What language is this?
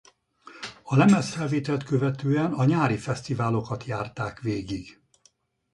Hungarian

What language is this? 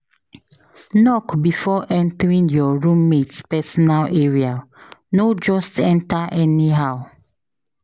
Nigerian Pidgin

